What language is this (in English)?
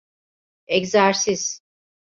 Turkish